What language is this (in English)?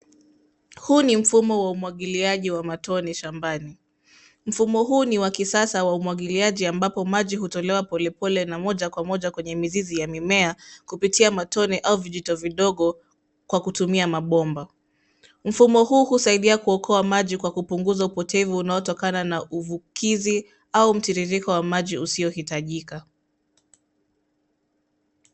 Swahili